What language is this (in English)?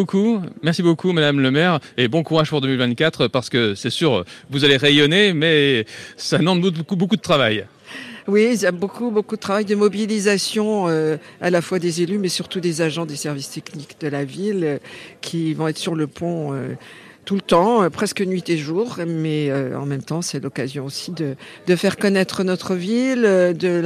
French